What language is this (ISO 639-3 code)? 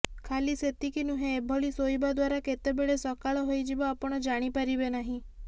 ori